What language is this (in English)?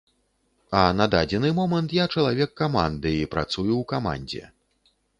Belarusian